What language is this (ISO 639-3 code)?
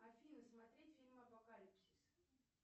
rus